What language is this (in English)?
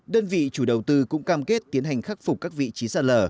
Vietnamese